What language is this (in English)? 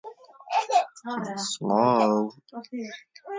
Central Kurdish